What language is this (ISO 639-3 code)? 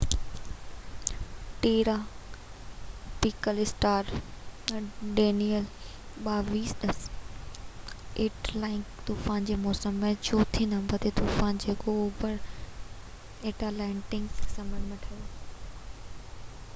snd